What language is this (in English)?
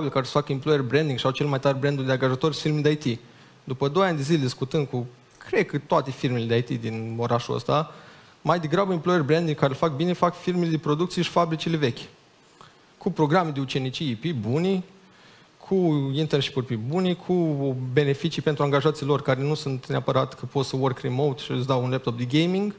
Romanian